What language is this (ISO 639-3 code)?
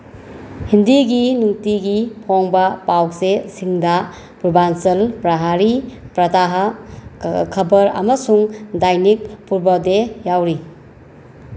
mni